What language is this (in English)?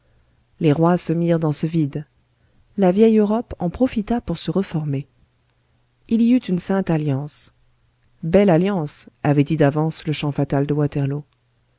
French